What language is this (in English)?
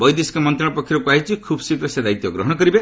Odia